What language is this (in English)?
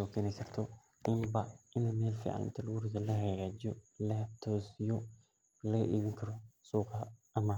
Somali